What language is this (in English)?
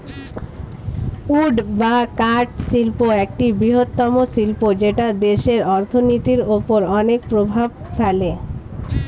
Bangla